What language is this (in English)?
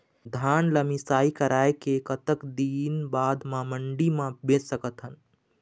Chhattisgarhi